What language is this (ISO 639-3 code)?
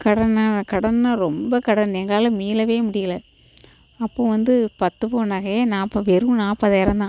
tam